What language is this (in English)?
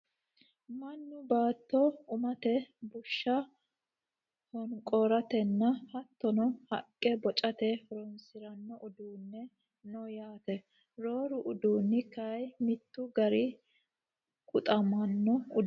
Sidamo